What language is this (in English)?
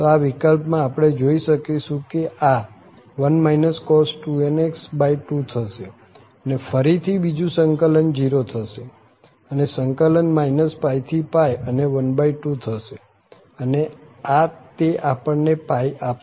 Gujarati